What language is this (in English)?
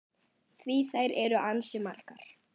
Icelandic